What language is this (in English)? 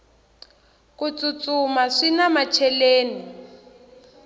Tsonga